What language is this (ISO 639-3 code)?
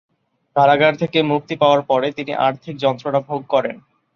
ben